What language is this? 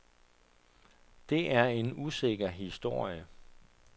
Danish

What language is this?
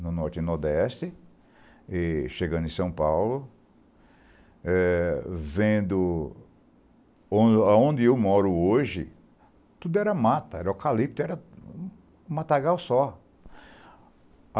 Portuguese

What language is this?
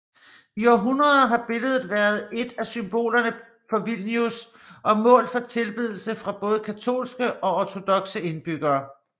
Danish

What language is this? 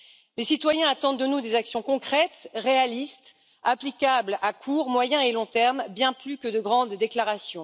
French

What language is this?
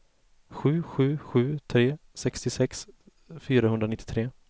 Swedish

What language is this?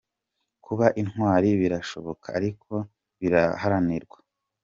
Kinyarwanda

